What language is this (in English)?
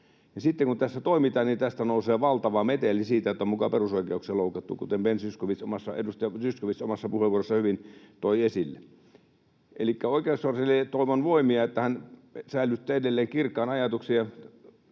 Finnish